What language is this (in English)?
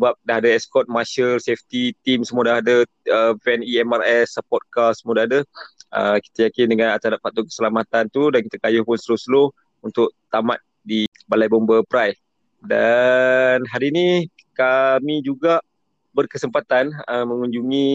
Malay